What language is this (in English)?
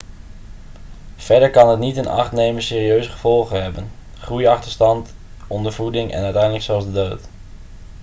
Dutch